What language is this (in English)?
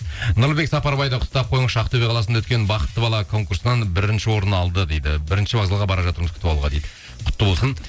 Kazakh